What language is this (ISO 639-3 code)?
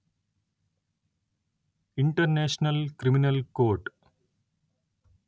tel